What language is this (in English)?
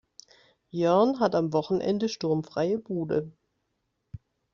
German